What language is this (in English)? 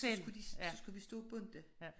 Danish